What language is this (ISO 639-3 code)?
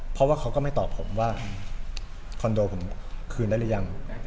tha